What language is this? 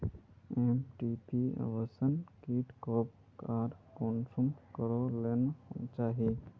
Magahi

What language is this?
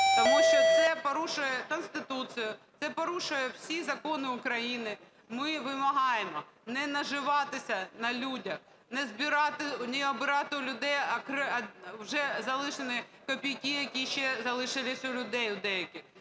Ukrainian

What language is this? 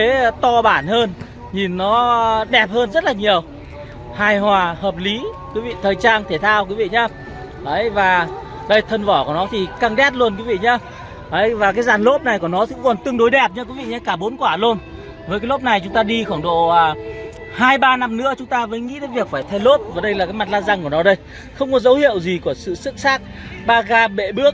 Vietnamese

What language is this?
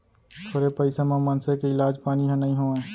Chhattisgarhi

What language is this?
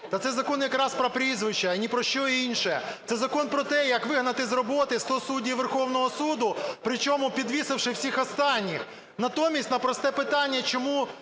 Ukrainian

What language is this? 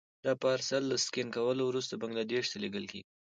Pashto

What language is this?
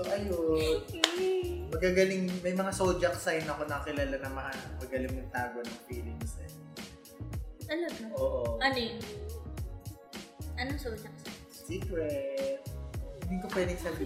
Filipino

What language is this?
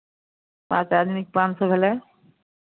Maithili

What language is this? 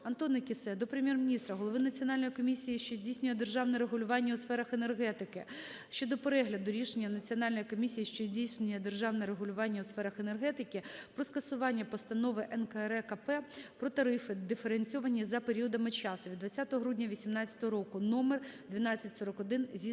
Ukrainian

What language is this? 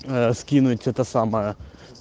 Russian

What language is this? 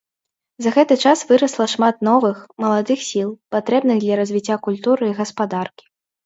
Belarusian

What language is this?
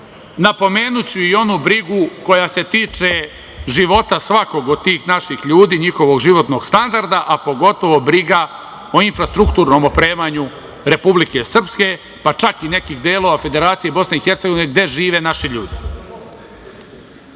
Serbian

